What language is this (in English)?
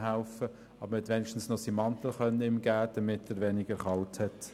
Swiss German